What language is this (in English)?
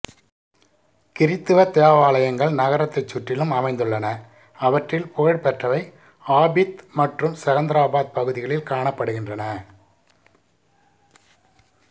Tamil